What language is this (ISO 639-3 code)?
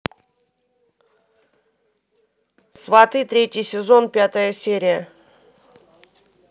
rus